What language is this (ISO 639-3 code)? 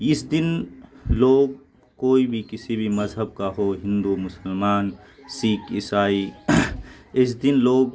urd